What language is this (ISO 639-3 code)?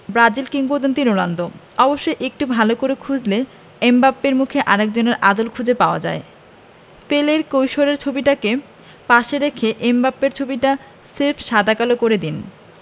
ben